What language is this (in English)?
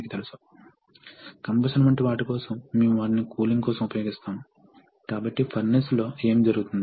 Telugu